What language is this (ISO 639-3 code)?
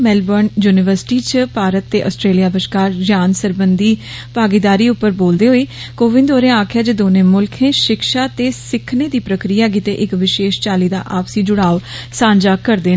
doi